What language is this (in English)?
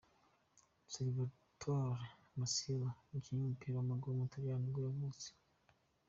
Kinyarwanda